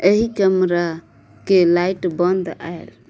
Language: Maithili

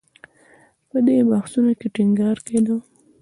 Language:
Pashto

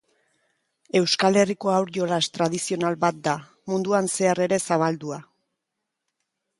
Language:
Basque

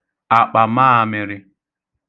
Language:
Igbo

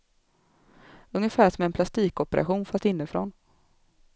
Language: Swedish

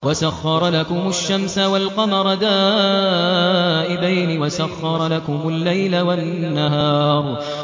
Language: Arabic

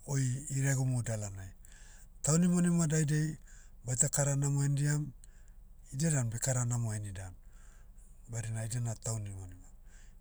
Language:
Motu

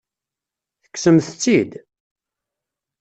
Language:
Kabyle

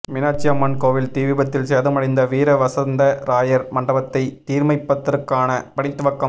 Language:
Tamil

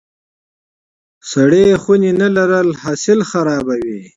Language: Pashto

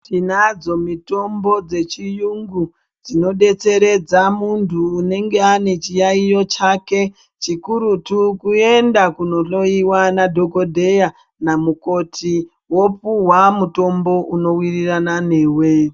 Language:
Ndau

